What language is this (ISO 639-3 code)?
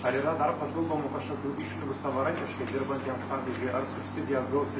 lit